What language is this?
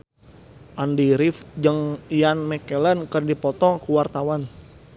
Sundanese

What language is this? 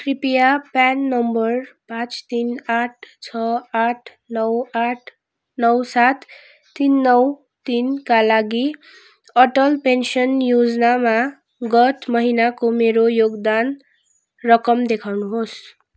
Nepali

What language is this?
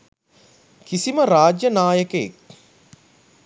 Sinhala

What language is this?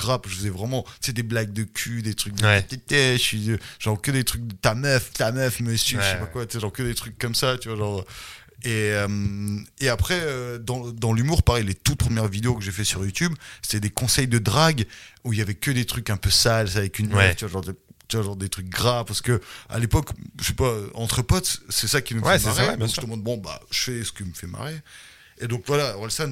French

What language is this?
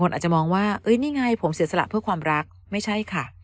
Thai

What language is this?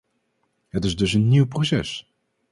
Dutch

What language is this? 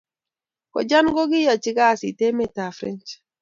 Kalenjin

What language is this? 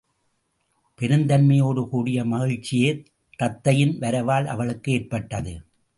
Tamil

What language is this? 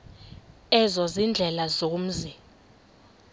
Xhosa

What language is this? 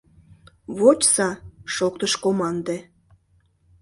Mari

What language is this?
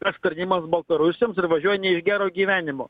Lithuanian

